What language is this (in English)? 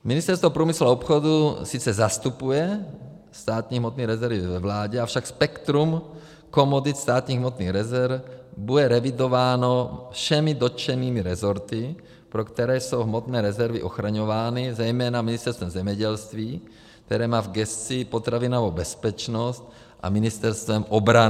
Czech